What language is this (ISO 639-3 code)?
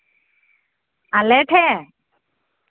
sat